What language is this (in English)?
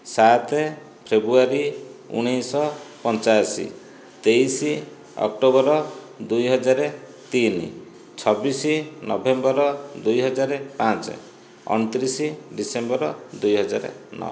Odia